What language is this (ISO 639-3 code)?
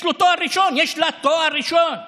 heb